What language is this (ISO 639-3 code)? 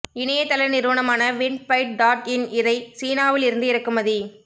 tam